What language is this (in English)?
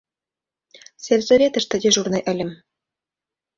Mari